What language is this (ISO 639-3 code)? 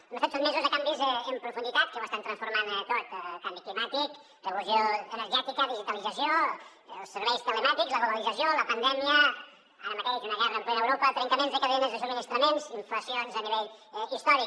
cat